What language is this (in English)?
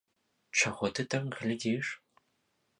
Belarusian